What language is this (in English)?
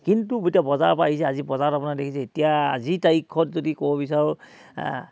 Assamese